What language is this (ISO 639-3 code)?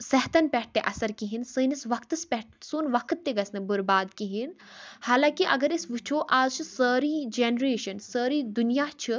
kas